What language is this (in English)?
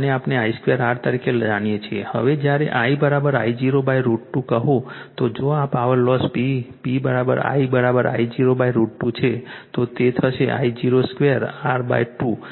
Gujarati